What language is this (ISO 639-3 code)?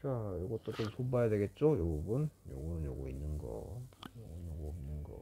kor